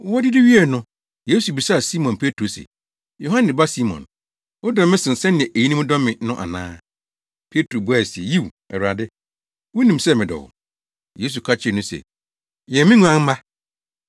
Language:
Akan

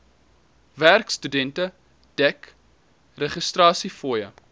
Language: Afrikaans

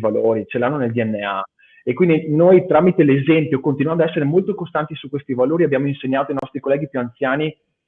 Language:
Italian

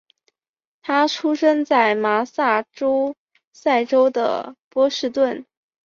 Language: Chinese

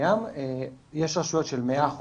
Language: Hebrew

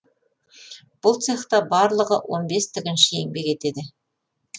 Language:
Kazakh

